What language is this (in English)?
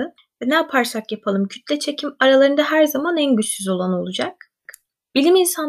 Turkish